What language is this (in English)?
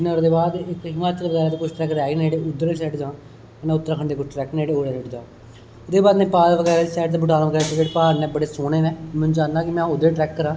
Dogri